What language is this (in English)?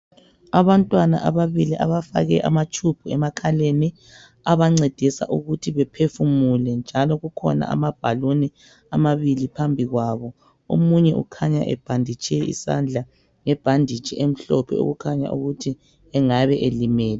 North Ndebele